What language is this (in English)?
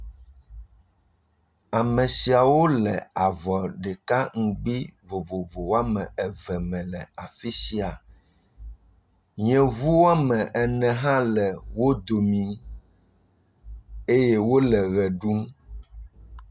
Ewe